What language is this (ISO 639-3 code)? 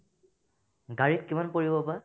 asm